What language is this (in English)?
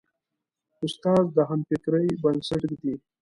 Pashto